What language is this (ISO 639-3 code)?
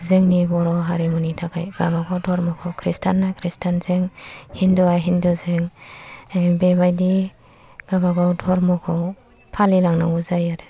brx